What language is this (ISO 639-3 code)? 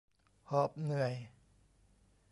tha